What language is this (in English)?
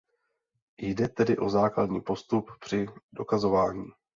Czech